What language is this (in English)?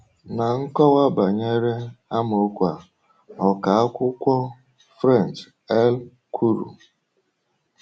Igbo